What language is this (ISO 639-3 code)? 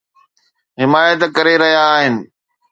snd